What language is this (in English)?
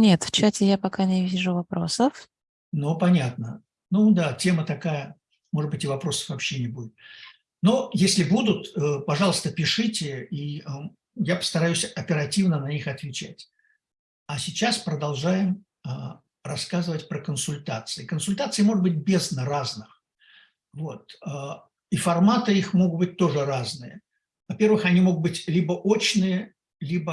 Russian